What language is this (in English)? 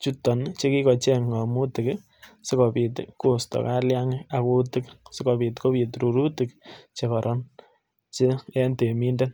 Kalenjin